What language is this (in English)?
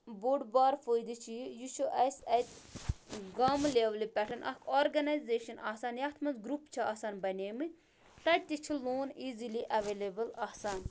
Kashmiri